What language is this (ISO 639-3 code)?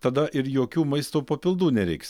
lit